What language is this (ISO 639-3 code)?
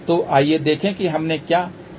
hin